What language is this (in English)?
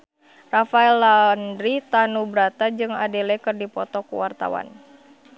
Sundanese